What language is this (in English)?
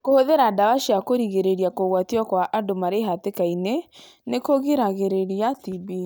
Kikuyu